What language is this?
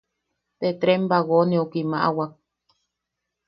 Yaqui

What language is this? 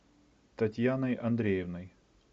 Russian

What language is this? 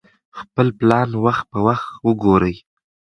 Pashto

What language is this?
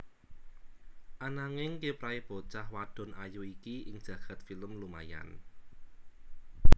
Javanese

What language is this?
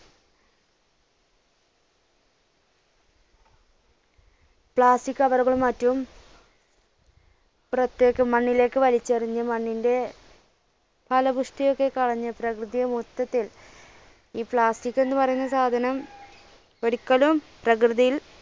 Malayalam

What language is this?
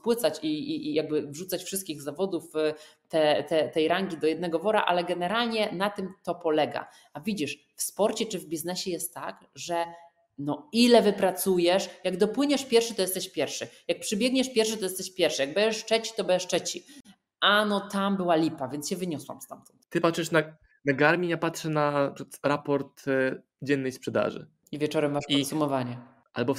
Polish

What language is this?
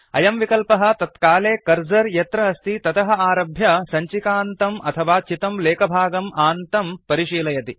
Sanskrit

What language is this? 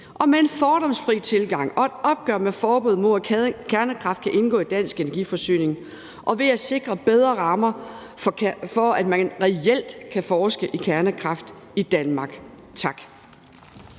Danish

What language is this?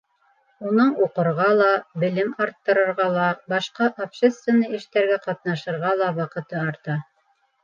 Bashkir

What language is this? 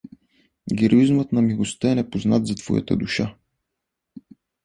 Bulgarian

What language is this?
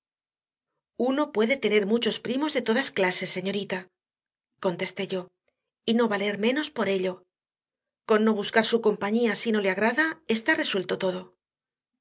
Spanish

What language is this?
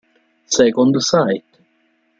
Italian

